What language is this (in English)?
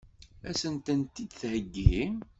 Kabyle